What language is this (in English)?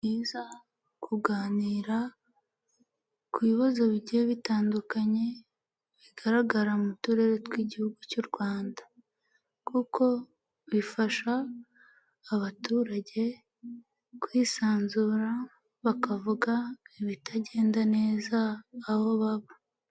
Kinyarwanda